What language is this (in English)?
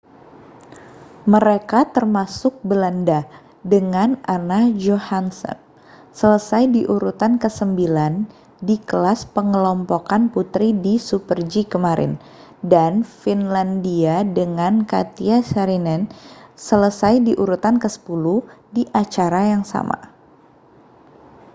Indonesian